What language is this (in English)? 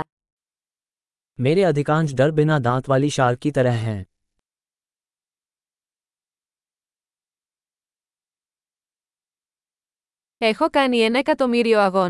Greek